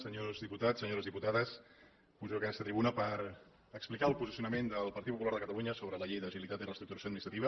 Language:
Catalan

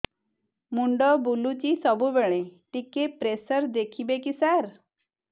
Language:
Odia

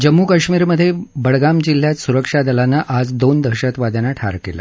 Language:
Marathi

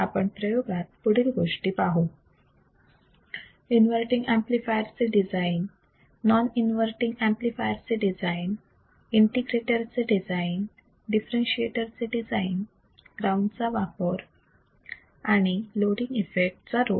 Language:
Marathi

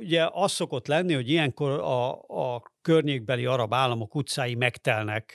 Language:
Hungarian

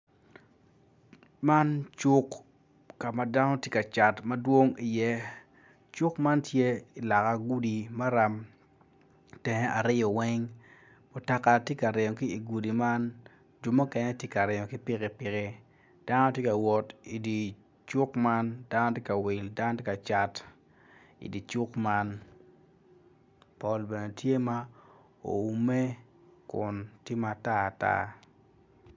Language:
Acoli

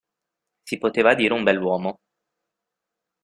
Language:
Italian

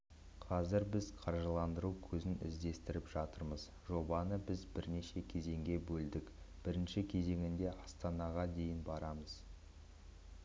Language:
Kazakh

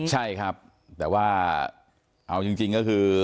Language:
Thai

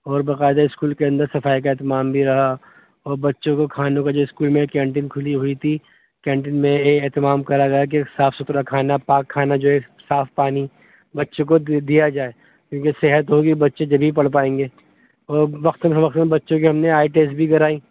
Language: Urdu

